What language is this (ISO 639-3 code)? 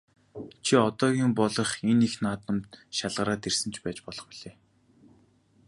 mon